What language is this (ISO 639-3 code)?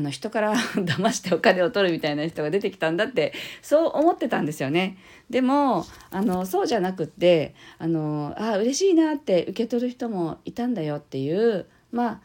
jpn